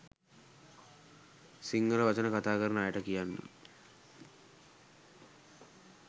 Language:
Sinhala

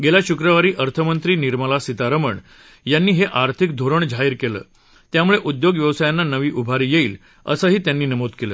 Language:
Marathi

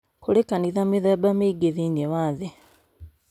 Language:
Kikuyu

